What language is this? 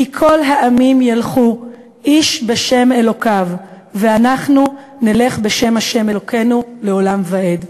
Hebrew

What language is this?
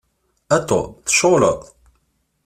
Kabyle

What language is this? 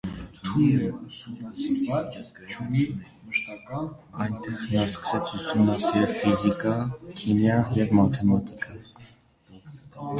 Armenian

